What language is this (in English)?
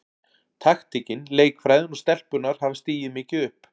Icelandic